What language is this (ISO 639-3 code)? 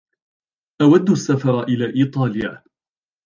ara